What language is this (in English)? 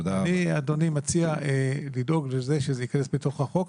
Hebrew